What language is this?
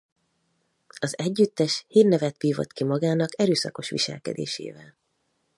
Hungarian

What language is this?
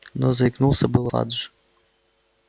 Russian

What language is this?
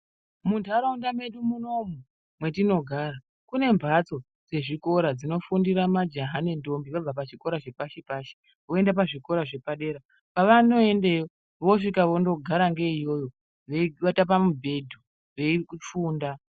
Ndau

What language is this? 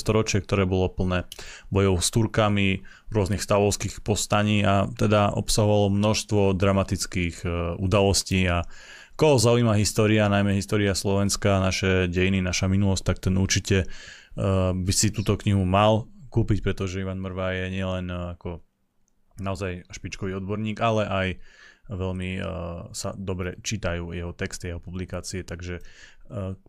Slovak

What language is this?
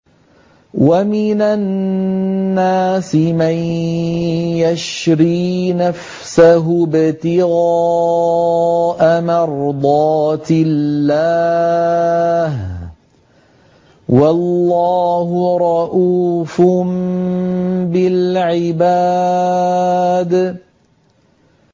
Arabic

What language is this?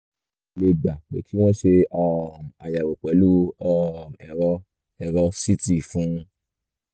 Yoruba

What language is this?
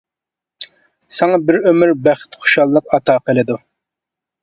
Uyghur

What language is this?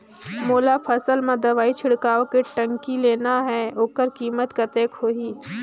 Chhattisgarhi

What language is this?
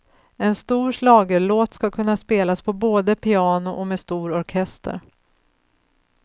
Swedish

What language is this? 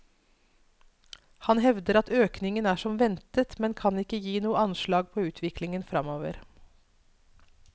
Norwegian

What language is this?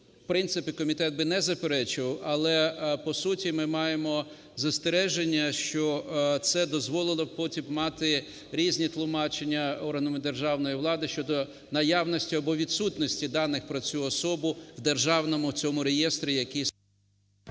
Ukrainian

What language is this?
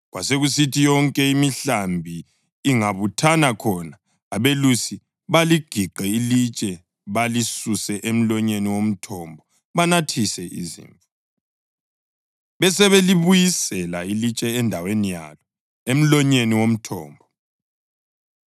North Ndebele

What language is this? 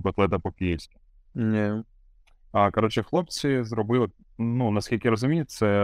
Ukrainian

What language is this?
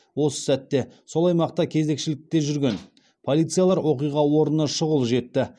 Kazakh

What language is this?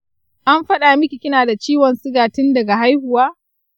Hausa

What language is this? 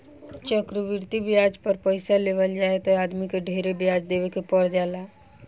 Bhojpuri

